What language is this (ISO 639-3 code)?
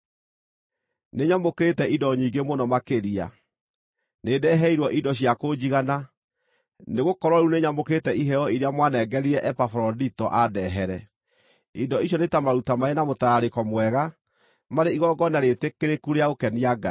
kik